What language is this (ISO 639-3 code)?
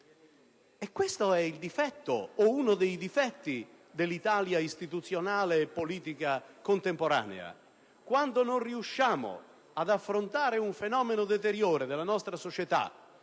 ita